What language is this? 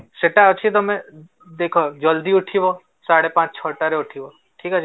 Odia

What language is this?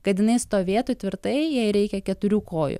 Lithuanian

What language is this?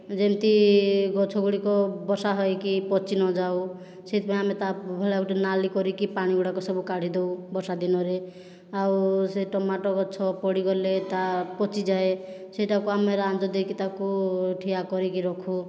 Odia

